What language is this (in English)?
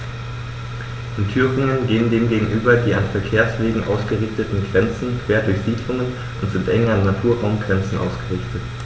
German